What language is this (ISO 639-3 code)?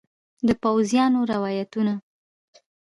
pus